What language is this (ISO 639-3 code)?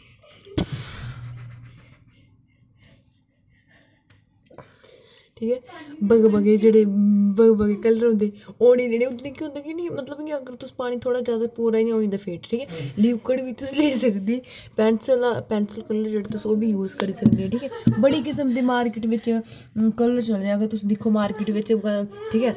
doi